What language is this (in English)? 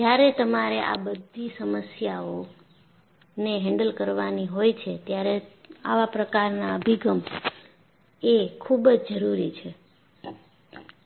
Gujarati